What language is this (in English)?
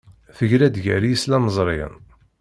Kabyle